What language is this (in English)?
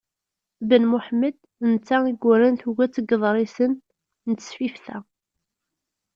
Kabyle